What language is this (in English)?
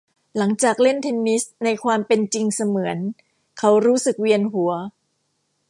Thai